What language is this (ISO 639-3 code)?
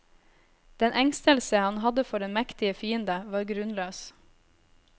nor